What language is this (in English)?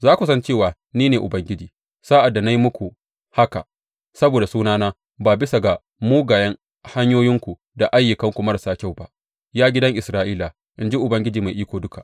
Hausa